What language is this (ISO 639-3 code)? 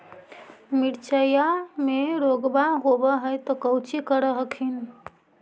mag